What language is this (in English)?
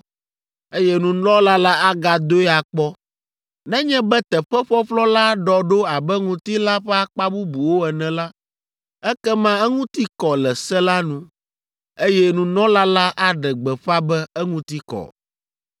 Ewe